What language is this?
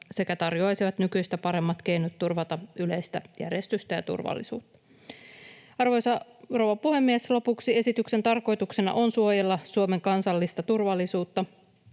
Finnish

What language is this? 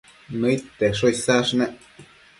Matsés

